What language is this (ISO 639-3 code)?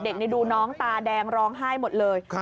tha